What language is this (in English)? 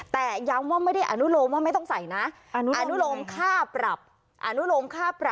Thai